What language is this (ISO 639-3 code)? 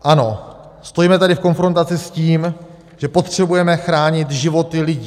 ces